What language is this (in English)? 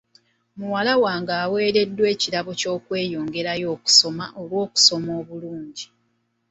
Ganda